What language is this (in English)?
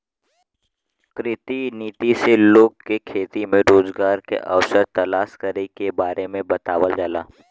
Bhojpuri